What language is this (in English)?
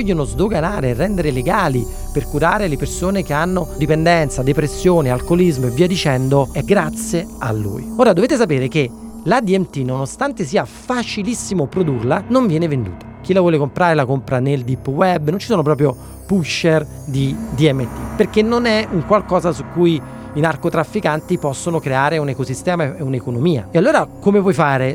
Italian